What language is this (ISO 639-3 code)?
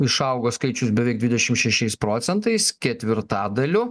lit